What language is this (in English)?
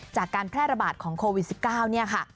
Thai